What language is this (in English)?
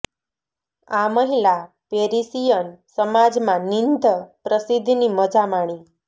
Gujarati